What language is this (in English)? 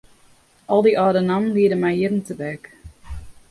Western Frisian